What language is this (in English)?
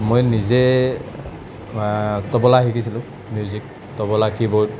Assamese